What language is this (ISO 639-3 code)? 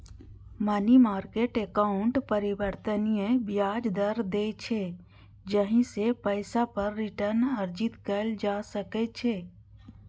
mai